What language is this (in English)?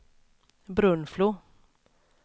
Swedish